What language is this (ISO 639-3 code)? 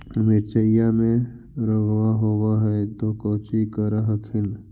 mag